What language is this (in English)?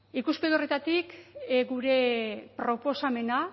Basque